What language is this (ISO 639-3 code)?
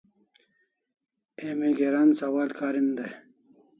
kls